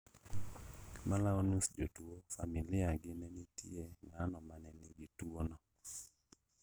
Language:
Luo (Kenya and Tanzania)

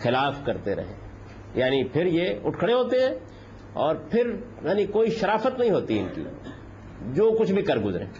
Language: Urdu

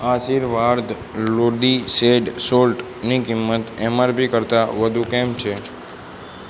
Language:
Gujarati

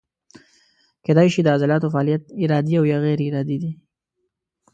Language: Pashto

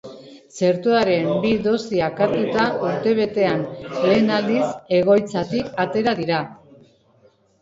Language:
Basque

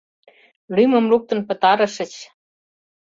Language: Mari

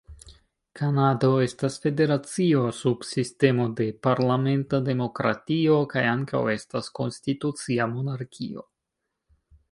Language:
Esperanto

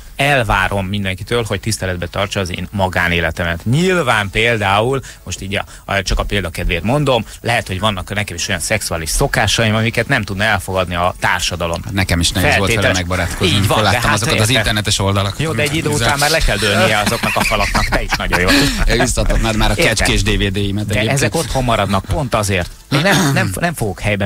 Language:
Hungarian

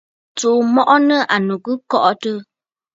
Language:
Bafut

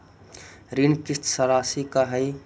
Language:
Magahi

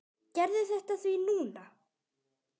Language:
Icelandic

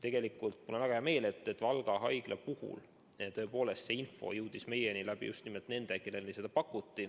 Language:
Estonian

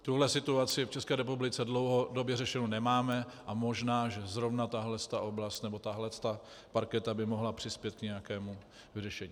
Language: Czech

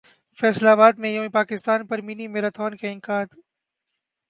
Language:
Urdu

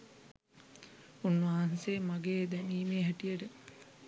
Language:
Sinhala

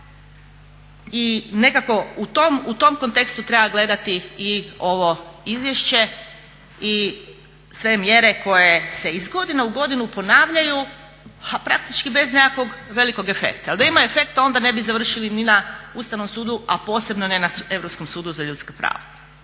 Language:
Croatian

